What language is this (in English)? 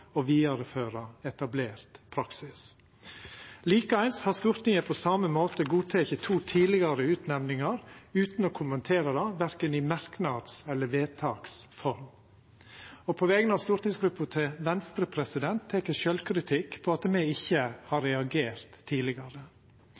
Norwegian Nynorsk